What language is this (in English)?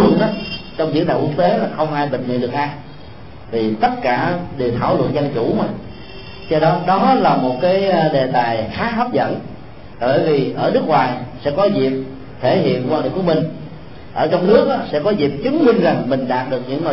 Vietnamese